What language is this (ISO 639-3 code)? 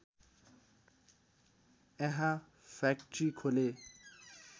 nep